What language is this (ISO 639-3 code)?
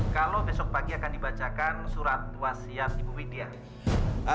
ind